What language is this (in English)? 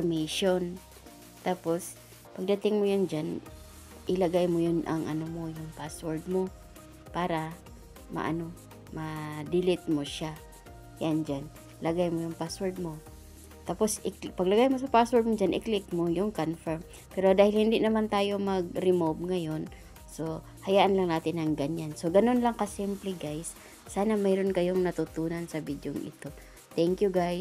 Filipino